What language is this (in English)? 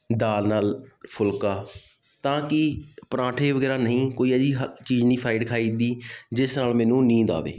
Punjabi